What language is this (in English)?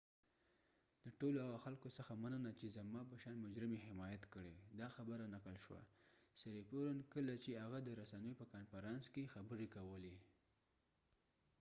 Pashto